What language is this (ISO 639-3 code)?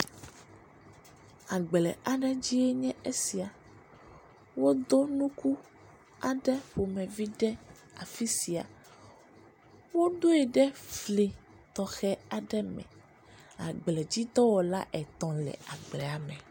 ewe